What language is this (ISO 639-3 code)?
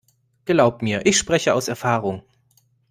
deu